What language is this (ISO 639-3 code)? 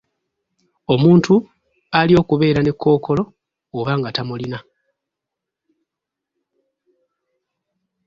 lug